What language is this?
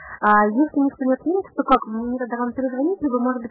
Russian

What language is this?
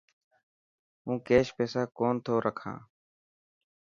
Dhatki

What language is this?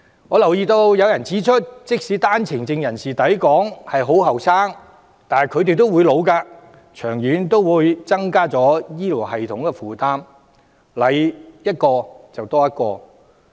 Cantonese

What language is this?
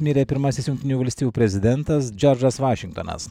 Lithuanian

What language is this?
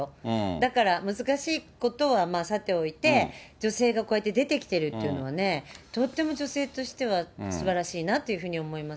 Japanese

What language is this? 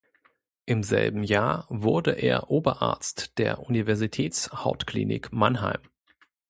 German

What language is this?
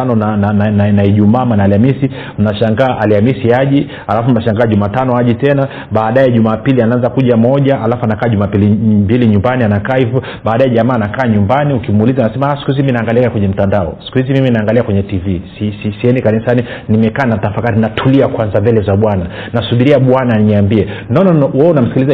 Swahili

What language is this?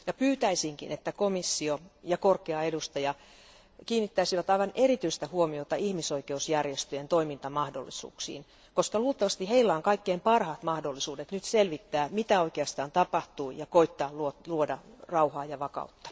Finnish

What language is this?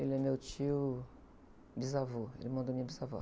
Portuguese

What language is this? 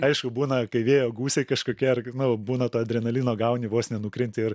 Lithuanian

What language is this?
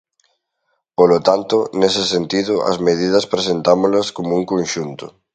Galician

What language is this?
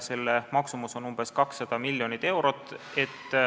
Estonian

